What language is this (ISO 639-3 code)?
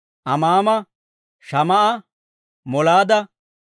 dwr